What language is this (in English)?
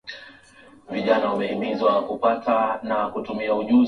Swahili